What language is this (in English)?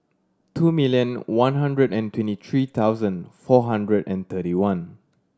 English